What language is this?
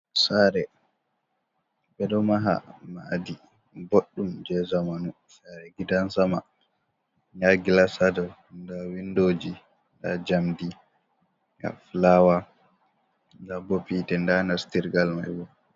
Fula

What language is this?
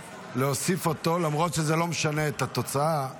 Hebrew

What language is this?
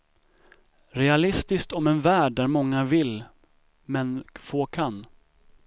Swedish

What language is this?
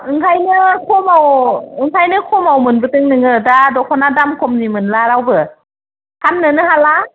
Bodo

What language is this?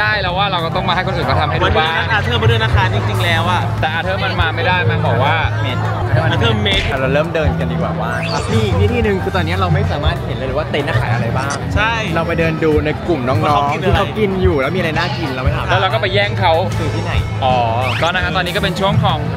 Thai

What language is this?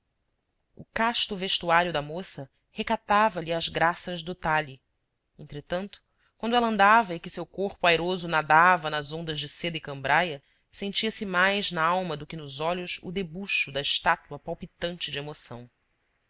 Portuguese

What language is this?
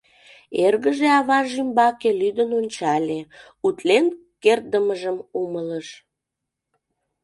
Mari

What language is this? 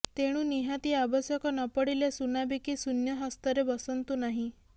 Odia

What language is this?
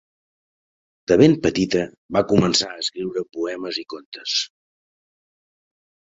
Catalan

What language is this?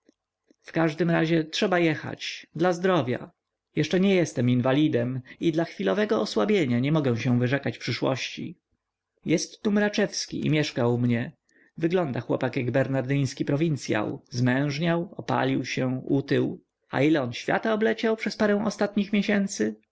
Polish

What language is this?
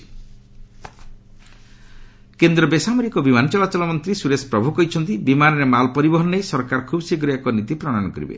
Odia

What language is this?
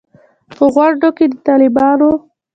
Pashto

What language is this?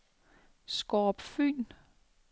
Danish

